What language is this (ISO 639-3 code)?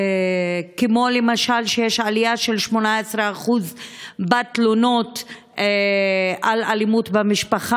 heb